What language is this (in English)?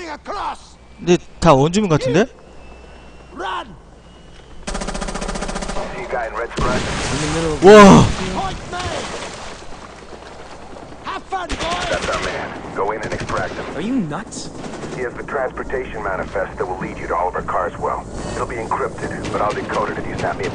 Korean